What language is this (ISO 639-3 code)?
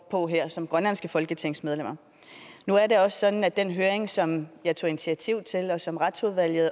dan